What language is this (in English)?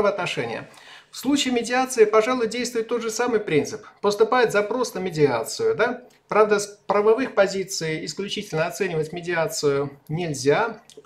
Russian